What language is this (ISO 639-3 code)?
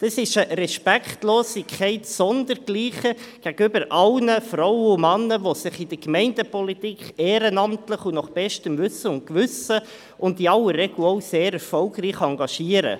gsw